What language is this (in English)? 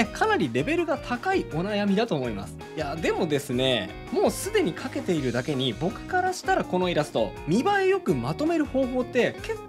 Japanese